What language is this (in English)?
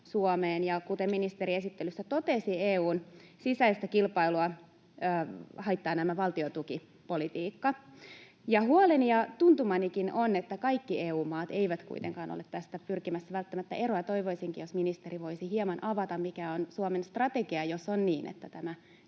Finnish